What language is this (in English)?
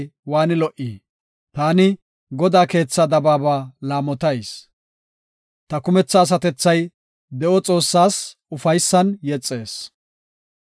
Gofa